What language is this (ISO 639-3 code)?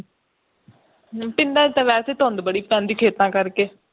pan